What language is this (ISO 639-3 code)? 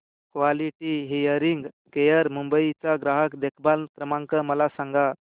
mar